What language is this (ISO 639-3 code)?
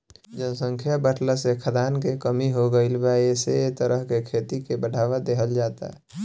bho